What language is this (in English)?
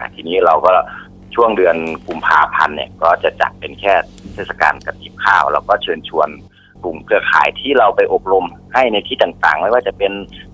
Thai